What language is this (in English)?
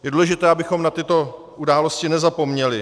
Czech